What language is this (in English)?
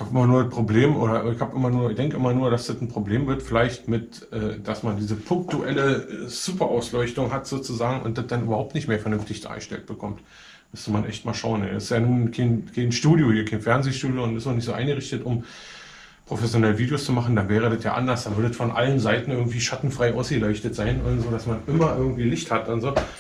German